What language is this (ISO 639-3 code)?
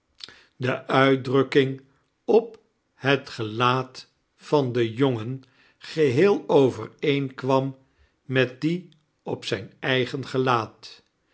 nld